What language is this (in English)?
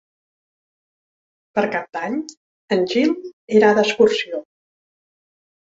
Catalan